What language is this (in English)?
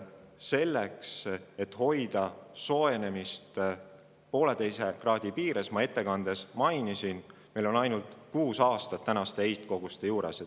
Estonian